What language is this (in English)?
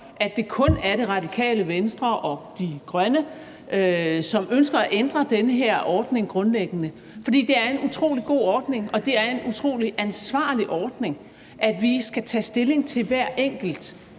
Danish